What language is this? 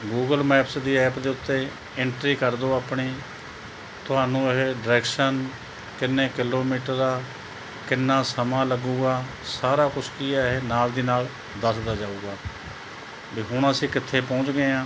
Punjabi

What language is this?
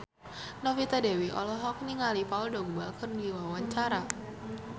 Sundanese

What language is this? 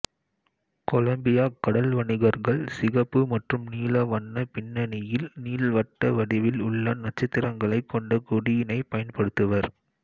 Tamil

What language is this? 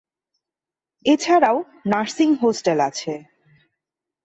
Bangla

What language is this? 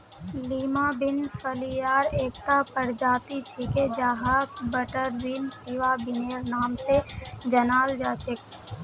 Magahi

